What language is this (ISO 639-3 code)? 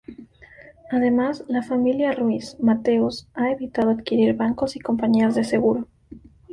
spa